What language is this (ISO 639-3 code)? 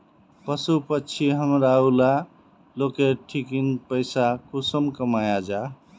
mag